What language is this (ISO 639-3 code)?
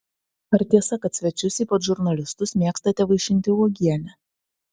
lit